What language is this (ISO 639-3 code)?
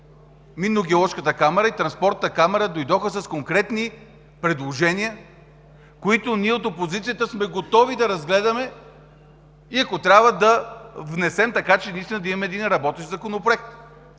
bul